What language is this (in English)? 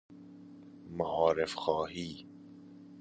Persian